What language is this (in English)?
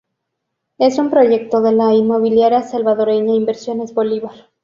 Spanish